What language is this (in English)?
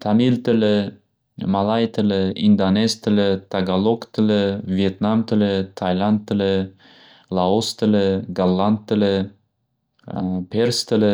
Uzbek